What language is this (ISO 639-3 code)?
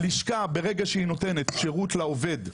heb